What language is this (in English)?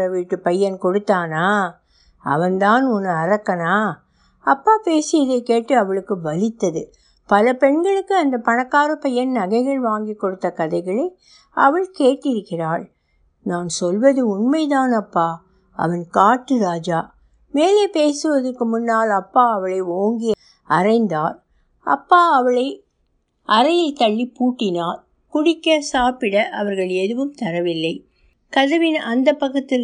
Tamil